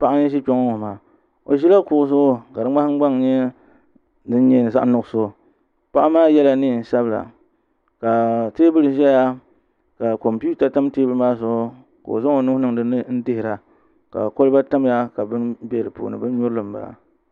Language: Dagbani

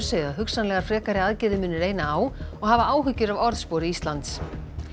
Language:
Icelandic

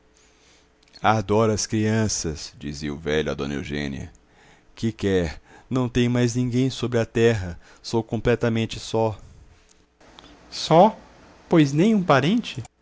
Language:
Portuguese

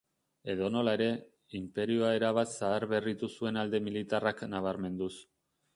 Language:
Basque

